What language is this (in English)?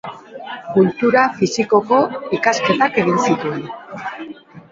Basque